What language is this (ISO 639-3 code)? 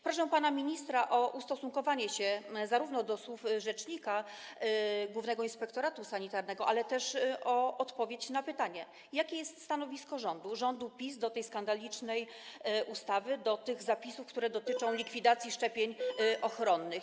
pol